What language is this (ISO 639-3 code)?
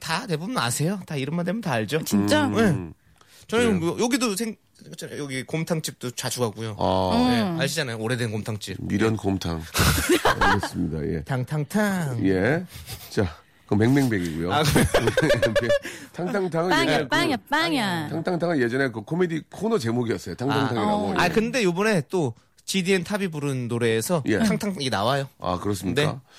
kor